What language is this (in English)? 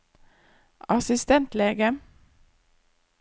Norwegian